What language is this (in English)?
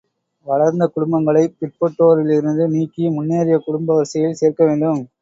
Tamil